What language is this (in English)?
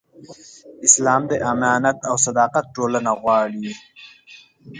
Pashto